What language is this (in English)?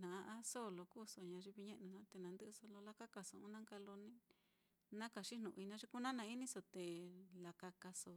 Mitlatongo Mixtec